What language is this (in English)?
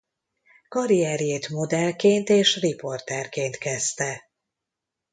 Hungarian